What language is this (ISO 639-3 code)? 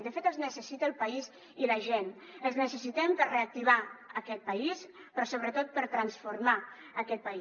cat